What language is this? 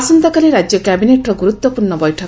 Odia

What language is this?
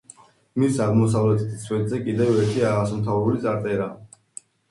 Georgian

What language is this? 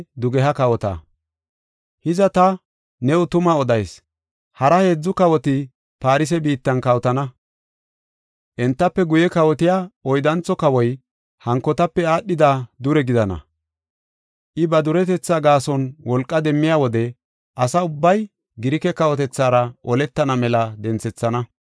Gofa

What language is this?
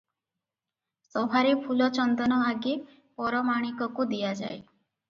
Odia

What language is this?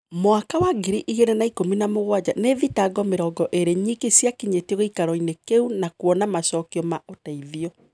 Kikuyu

